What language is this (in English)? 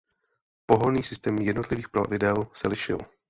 Czech